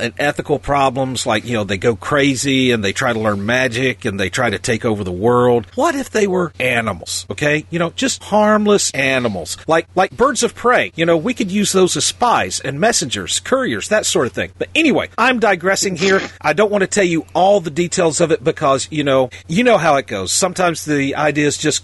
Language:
English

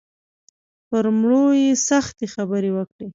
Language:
Pashto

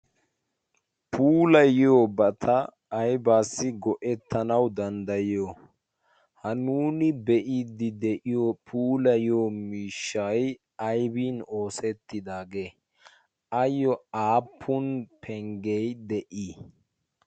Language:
Wolaytta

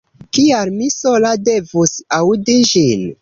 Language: Esperanto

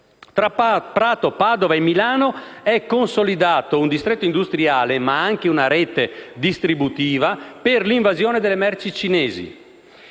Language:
Italian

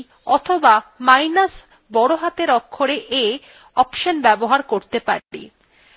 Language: Bangla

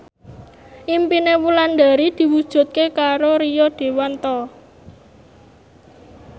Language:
Javanese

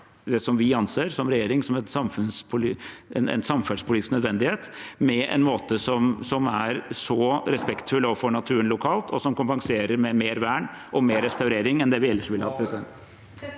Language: Norwegian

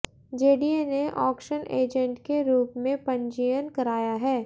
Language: Hindi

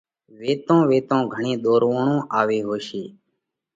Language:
Parkari Koli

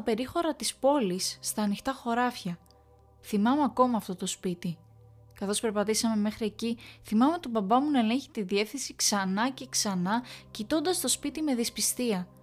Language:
Greek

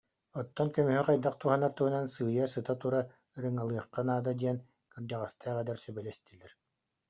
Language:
Yakut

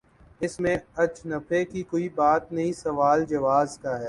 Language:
Urdu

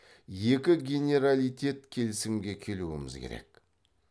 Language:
Kazakh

